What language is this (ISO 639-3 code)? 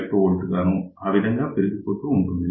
tel